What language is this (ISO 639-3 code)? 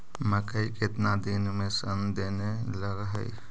mag